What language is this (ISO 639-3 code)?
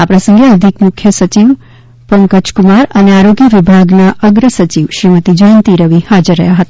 guj